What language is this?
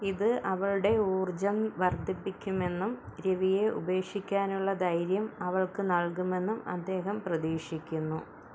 Malayalam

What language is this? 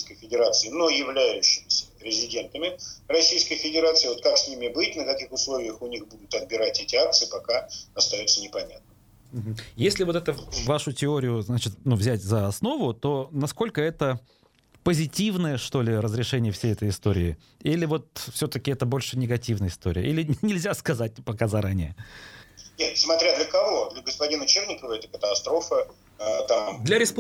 Russian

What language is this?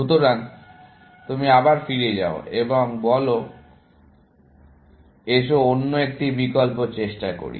Bangla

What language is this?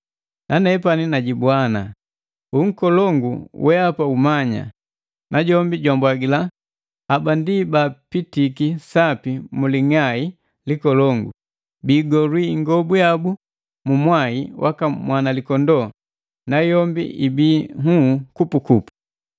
Matengo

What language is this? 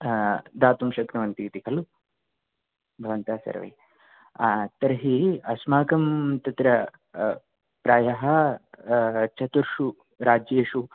Sanskrit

